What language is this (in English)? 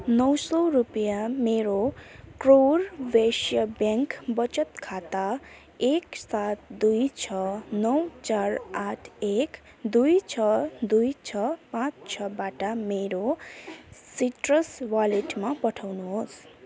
Nepali